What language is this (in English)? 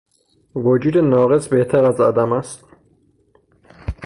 Persian